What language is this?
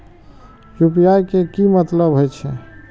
Maithili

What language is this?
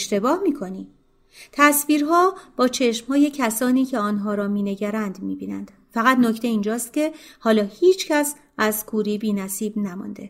Persian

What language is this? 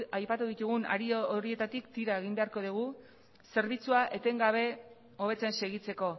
Basque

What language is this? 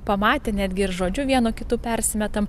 Lithuanian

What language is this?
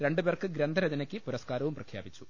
Malayalam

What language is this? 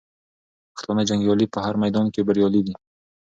Pashto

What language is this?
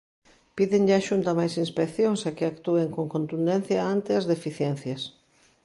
Galician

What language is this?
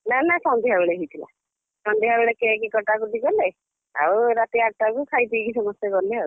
Odia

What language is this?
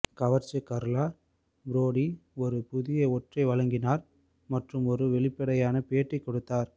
Tamil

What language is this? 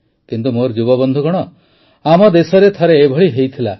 Odia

